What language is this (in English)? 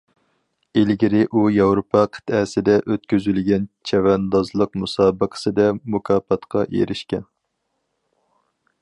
Uyghur